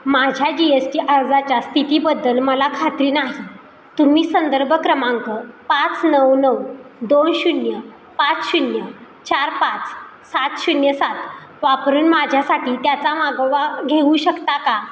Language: Marathi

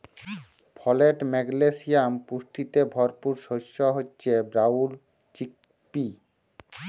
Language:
Bangla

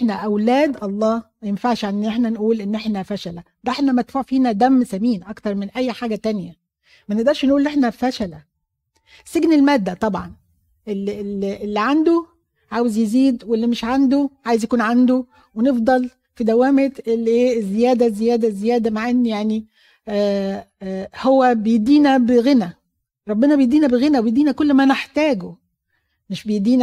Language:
Arabic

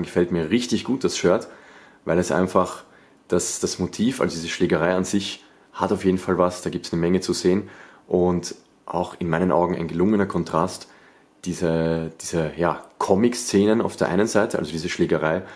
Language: German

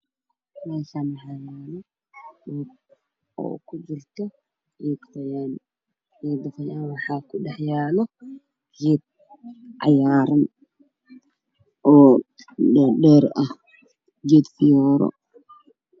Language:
Somali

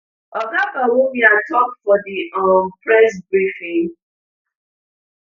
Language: Nigerian Pidgin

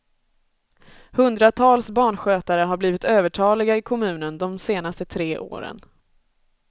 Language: Swedish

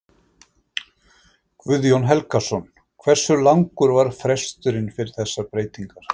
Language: Icelandic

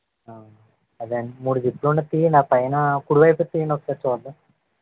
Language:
Telugu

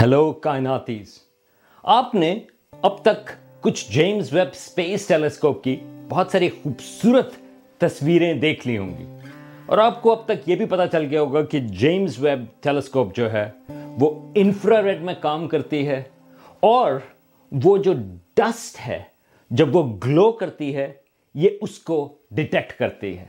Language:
Urdu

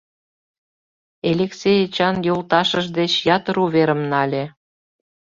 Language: Mari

